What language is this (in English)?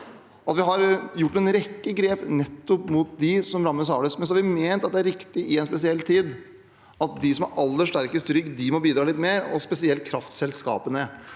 Norwegian